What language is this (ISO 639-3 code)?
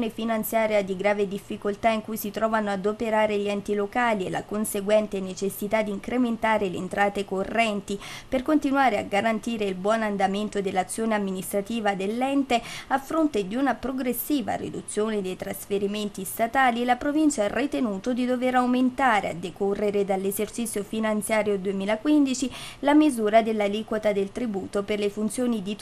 ita